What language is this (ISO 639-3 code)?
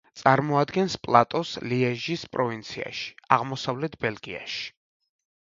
kat